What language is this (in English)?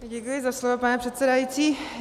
Czech